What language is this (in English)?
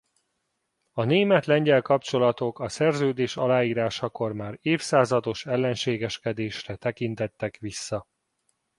Hungarian